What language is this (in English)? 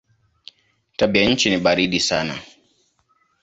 Swahili